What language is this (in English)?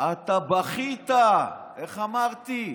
Hebrew